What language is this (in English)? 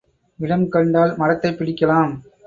Tamil